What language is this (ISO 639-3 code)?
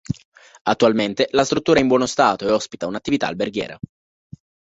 ita